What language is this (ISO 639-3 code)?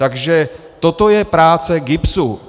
ces